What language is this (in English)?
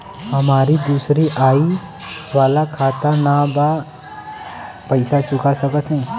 Bhojpuri